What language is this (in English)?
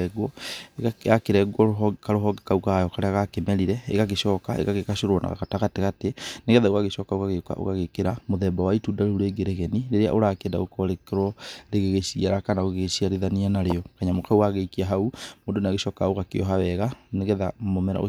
Kikuyu